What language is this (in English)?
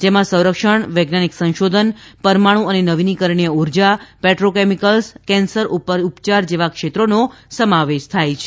Gujarati